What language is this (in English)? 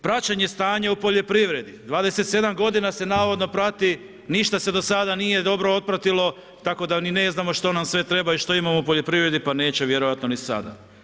Croatian